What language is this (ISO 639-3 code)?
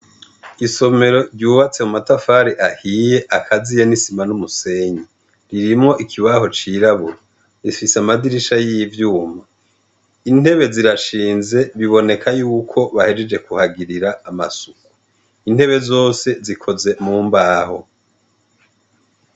run